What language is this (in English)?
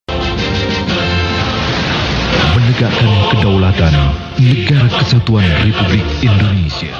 Indonesian